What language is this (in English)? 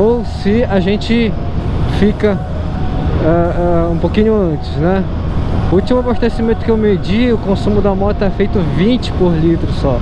Portuguese